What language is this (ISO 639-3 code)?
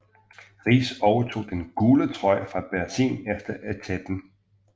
dan